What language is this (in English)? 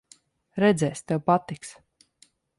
Latvian